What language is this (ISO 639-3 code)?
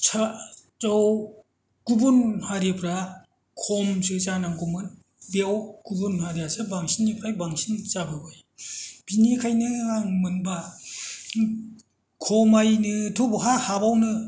brx